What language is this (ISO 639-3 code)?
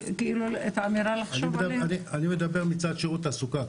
heb